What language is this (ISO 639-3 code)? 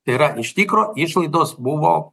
lit